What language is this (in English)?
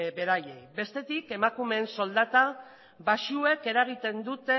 Basque